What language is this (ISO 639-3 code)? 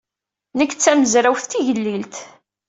kab